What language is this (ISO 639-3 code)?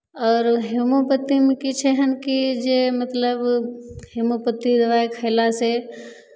mai